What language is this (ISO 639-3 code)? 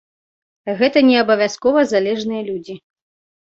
bel